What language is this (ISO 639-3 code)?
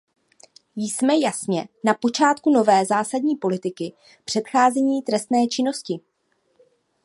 ces